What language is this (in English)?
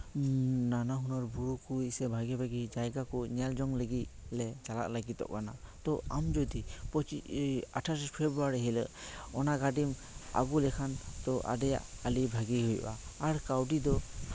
Santali